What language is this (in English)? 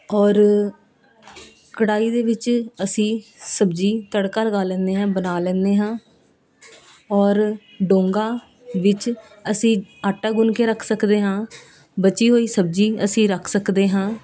Punjabi